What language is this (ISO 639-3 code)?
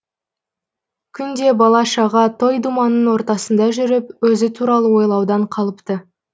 kaz